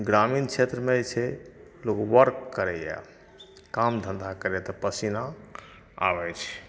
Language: Maithili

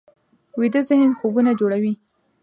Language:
Pashto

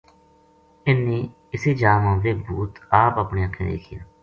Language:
Gujari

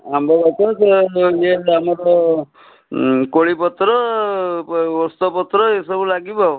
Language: Odia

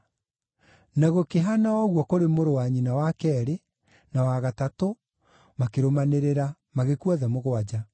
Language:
Kikuyu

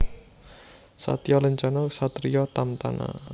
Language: Javanese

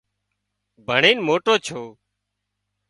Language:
Wadiyara Koli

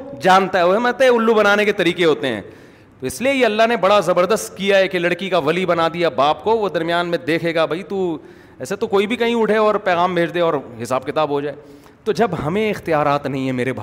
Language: Urdu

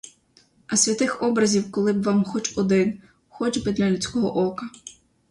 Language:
Ukrainian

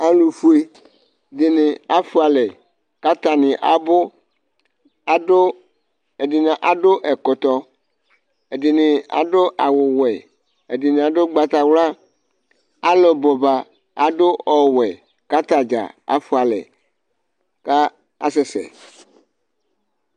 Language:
Ikposo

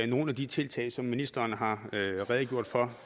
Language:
Danish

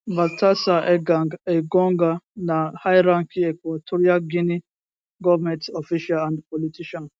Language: Nigerian Pidgin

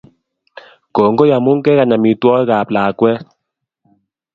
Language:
Kalenjin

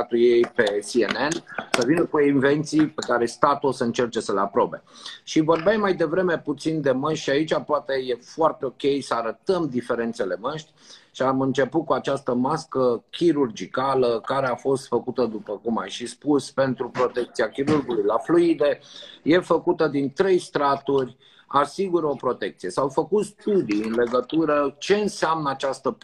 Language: Romanian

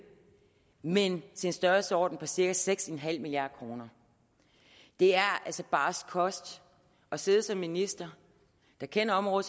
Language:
Danish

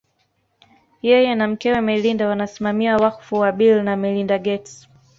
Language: Swahili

